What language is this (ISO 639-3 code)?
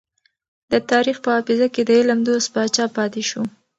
pus